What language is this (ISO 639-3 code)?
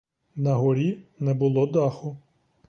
ukr